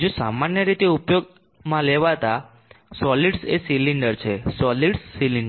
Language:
Gujarati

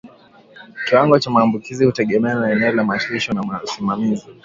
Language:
Swahili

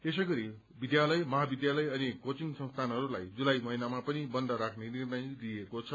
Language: Nepali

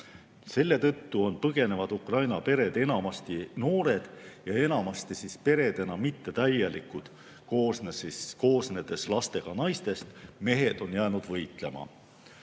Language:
Estonian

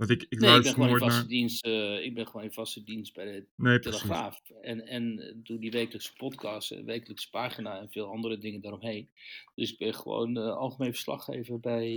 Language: Dutch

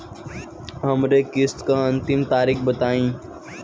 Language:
Bhojpuri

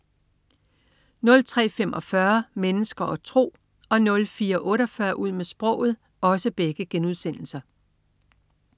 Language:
Danish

